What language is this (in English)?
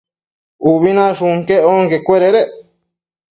Matsés